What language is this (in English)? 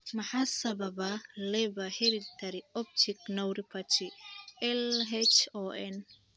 Somali